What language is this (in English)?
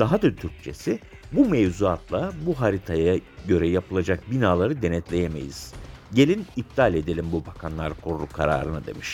Turkish